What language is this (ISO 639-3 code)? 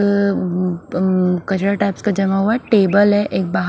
hin